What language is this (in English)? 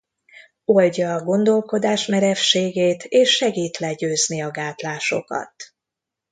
Hungarian